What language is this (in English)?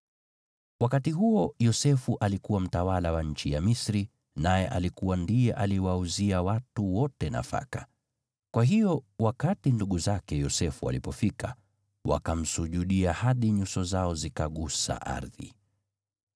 Swahili